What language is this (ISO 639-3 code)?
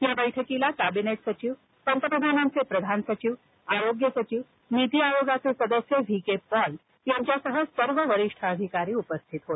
mar